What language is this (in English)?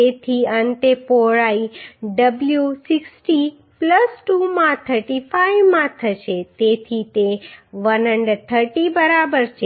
Gujarati